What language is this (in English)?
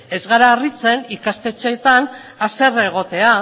Basque